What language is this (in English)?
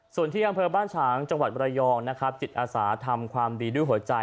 Thai